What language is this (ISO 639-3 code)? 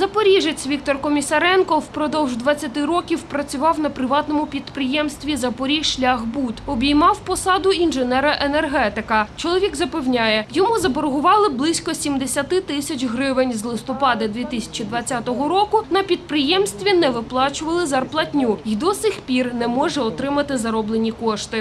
ukr